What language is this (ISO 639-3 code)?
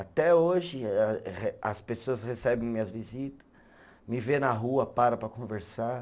por